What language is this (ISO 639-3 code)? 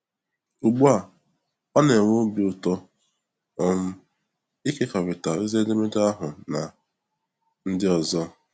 ibo